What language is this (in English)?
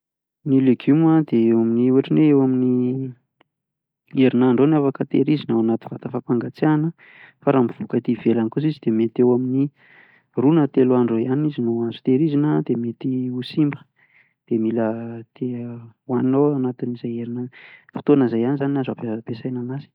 Malagasy